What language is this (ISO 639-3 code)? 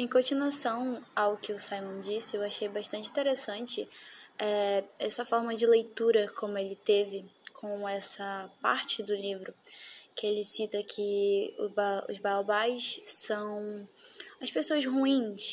por